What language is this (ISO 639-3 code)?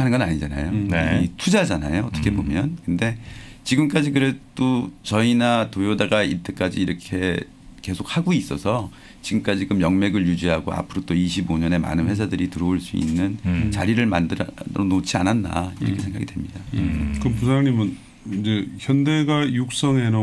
kor